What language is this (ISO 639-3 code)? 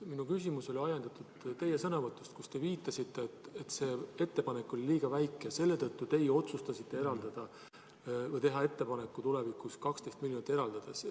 est